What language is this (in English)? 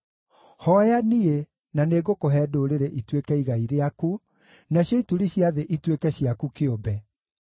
Kikuyu